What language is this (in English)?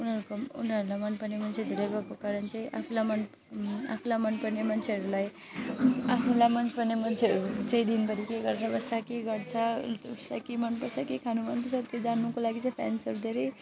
Nepali